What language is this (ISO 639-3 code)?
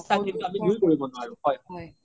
asm